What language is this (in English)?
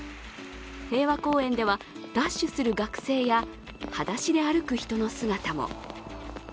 Japanese